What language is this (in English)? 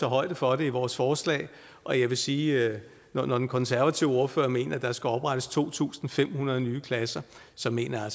Danish